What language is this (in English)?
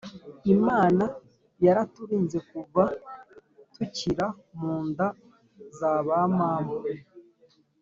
Kinyarwanda